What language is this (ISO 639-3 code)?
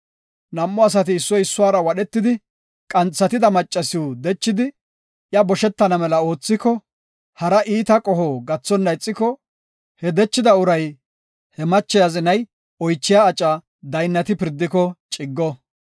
gof